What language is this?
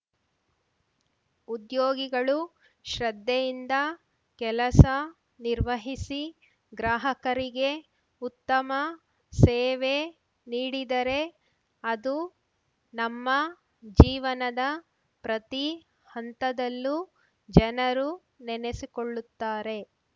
Kannada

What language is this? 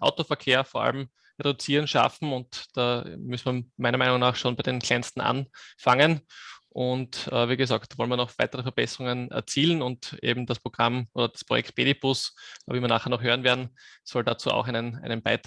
German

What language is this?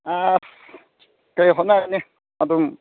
Manipuri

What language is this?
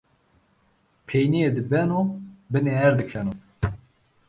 Zaza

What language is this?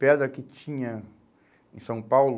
Portuguese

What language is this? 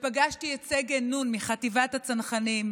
Hebrew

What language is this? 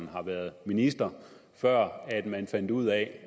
Danish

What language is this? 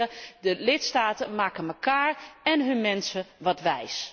Dutch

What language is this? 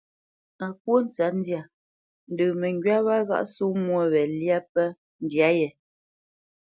Bamenyam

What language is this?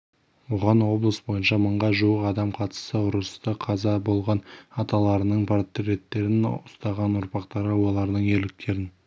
Kazakh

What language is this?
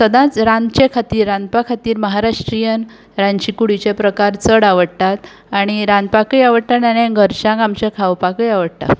Konkani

